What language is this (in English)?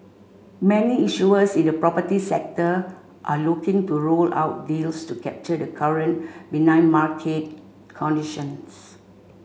English